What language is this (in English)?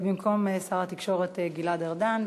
Hebrew